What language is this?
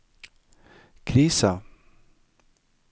Norwegian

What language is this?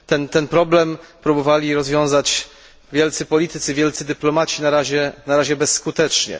Polish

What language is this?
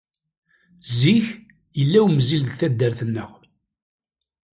Kabyle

